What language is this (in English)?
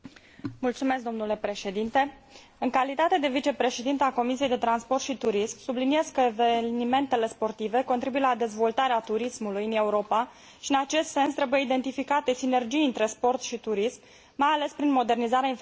Romanian